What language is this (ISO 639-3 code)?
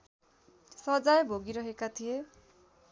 nep